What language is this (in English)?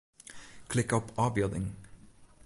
Western Frisian